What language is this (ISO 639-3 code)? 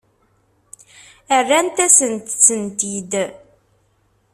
kab